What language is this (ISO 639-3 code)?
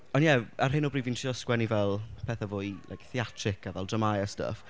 cym